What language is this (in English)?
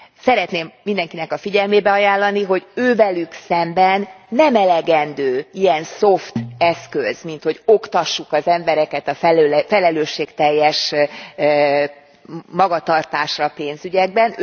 Hungarian